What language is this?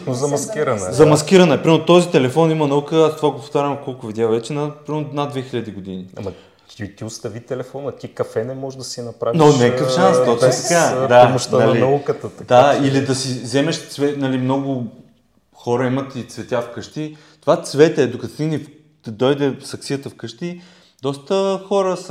Bulgarian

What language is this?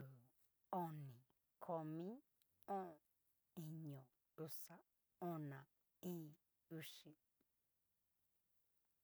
Cacaloxtepec Mixtec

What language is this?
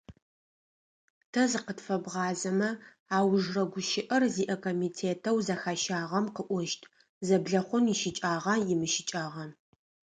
Adyghe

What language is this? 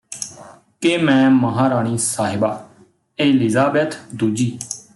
Punjabi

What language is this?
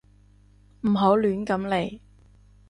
Cantonese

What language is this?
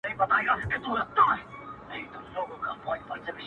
Pashto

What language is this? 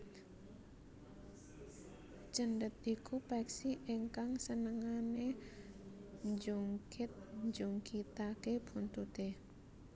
Javanese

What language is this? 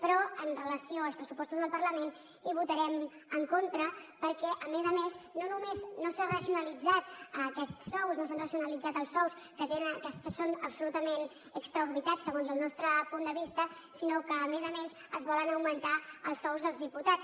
Catalan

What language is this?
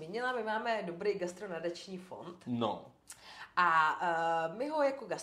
Czech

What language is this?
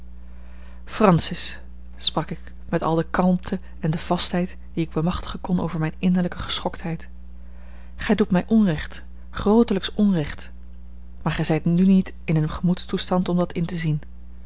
Dutch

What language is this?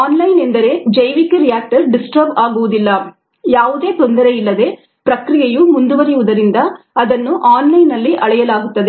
Kannada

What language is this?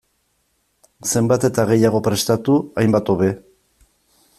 Basque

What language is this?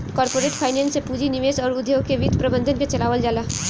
Bhojpuri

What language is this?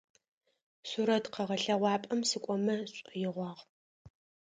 Adyghe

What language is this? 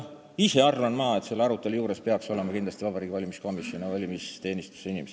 Estonian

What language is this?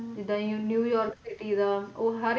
Punjabi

